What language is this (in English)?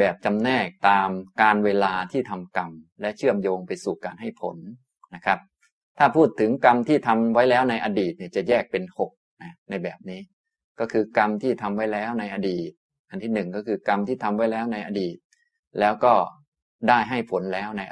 Thai